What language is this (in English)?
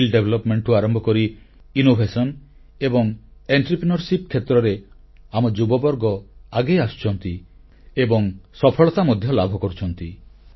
Odia